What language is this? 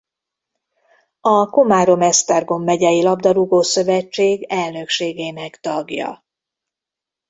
Hungarian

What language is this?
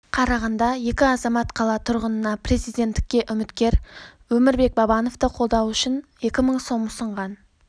Kazakh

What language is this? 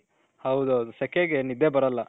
Kannada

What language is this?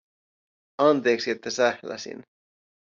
Finnish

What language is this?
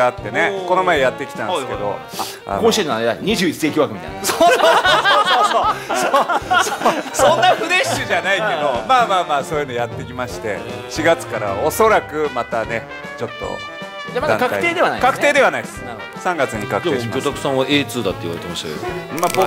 Japanese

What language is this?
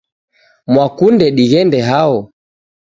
Taita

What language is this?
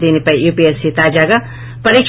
Telugu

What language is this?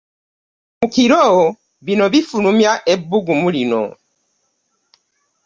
Ganda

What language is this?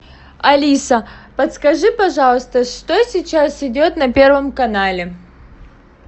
Russian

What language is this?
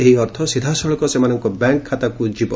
Odia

